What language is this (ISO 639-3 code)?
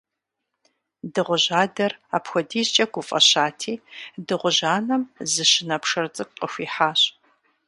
kbd